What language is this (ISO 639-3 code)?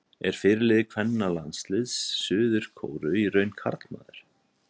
isl